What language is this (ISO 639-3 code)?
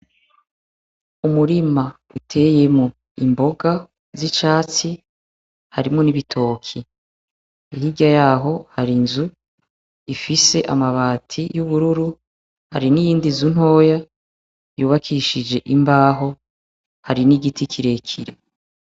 run